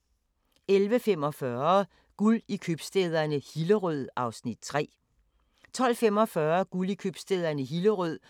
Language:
Danish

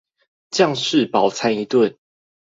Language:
Chinese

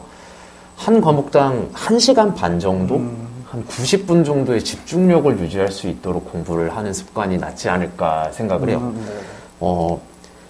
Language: Korean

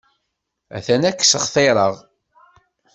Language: Kabyle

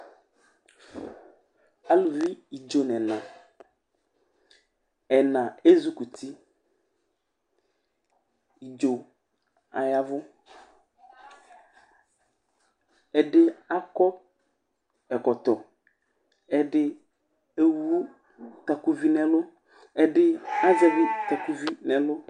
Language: Ikposo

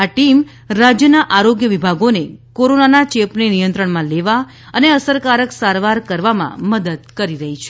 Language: Gujarati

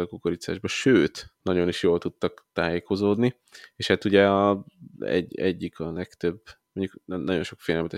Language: Hungarian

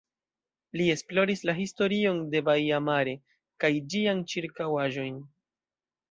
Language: Esperanto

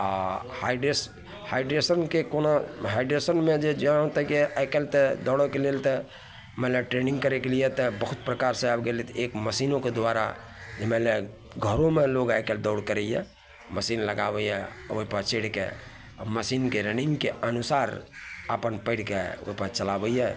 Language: Maithili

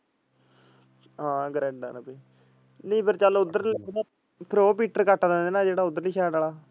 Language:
Punjabi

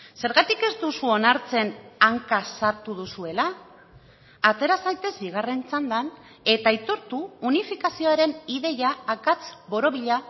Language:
Basque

